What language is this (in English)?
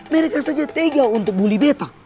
Indonesian